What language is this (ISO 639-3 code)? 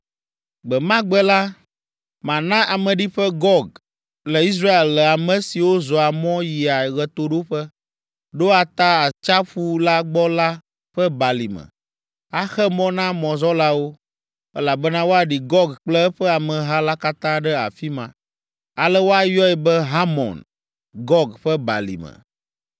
ewe